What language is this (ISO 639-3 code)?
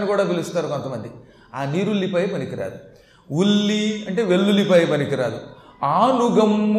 tel